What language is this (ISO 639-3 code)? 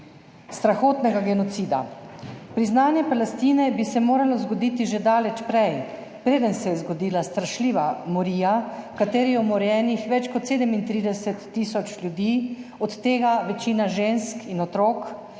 slv